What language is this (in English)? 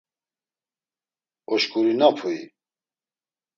Laz